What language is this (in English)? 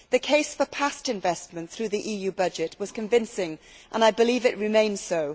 English